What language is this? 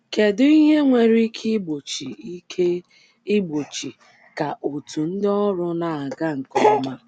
Igbo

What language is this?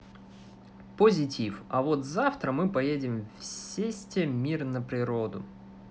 Russian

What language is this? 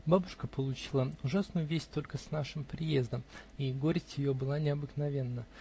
Russian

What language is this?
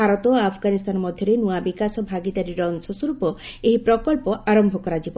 Odia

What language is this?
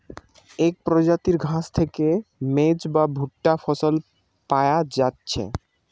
Bangla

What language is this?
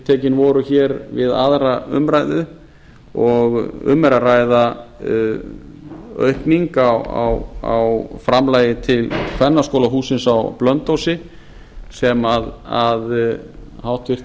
Icelandic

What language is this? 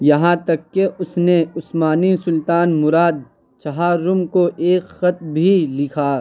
Urdu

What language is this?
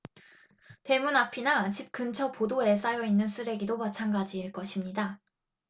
Korean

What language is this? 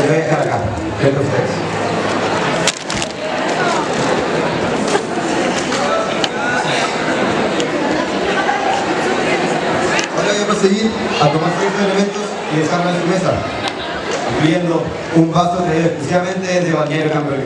Spanish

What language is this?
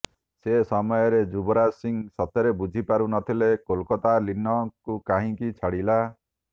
Odia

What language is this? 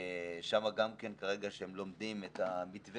Hebrew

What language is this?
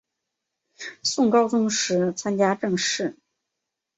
Chinese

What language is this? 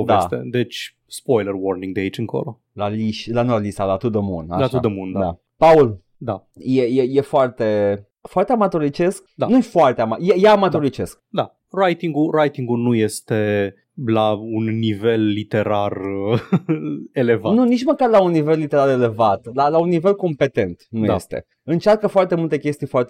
Romanian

